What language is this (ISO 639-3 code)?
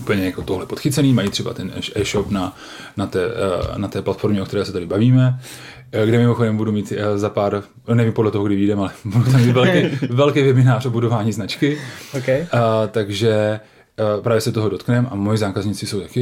ces